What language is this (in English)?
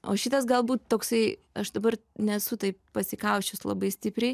Lithuanian